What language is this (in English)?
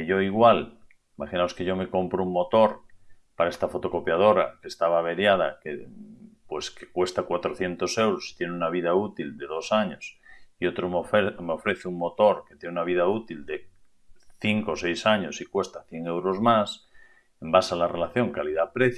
Spanish